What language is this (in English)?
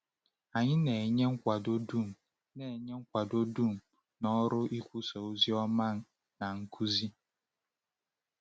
Igbo